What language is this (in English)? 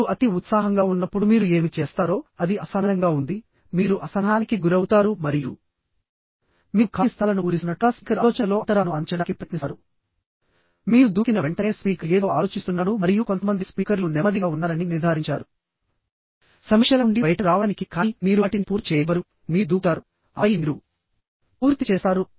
Telugu